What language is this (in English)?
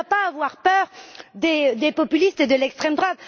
French